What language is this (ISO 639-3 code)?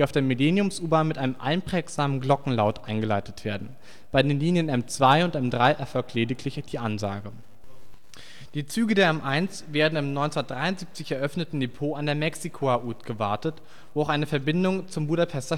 deu